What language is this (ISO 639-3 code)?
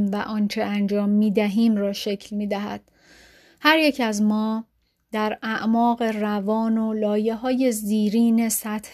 fas